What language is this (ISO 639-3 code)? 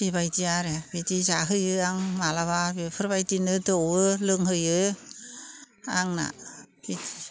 brx